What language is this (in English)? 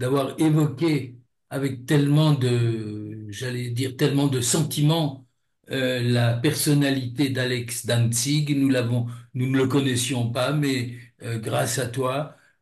French